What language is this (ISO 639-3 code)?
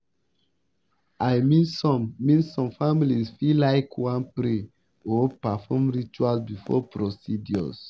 pcm